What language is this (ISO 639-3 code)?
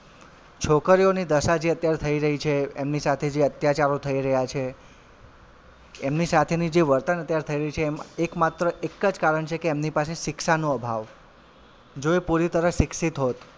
guj